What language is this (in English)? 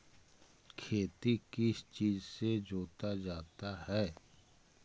Magahi